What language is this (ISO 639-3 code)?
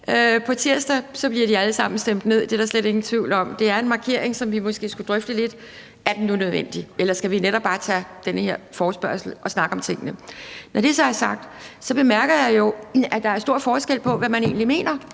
dan